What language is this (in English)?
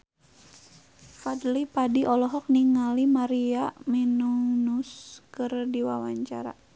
Sundanese